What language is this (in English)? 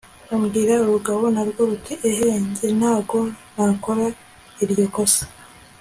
Kinyarwanda